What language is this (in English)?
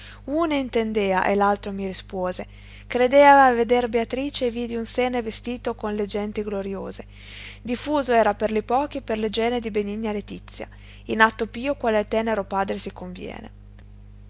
Italian